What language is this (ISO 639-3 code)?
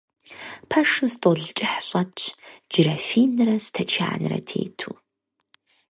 kbd